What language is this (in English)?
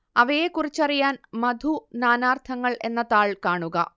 Malayalam